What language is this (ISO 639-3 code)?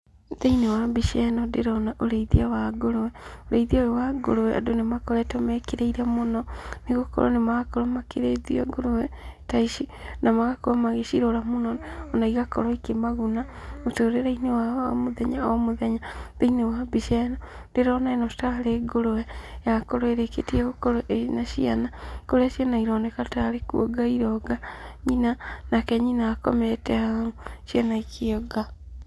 kik